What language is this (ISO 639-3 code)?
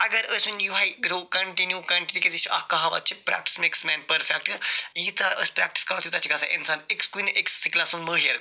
kas